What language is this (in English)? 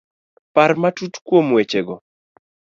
Luo (Kenya and Tanzania)